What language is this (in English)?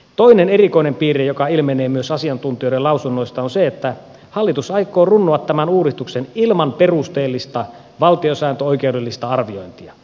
Finnish